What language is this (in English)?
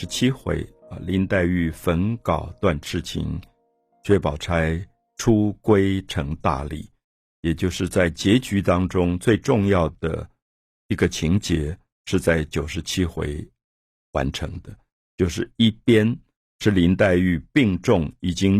Chinese